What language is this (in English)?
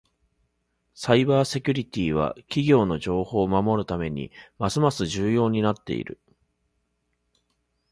Japanese